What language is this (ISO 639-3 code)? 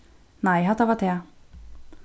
fao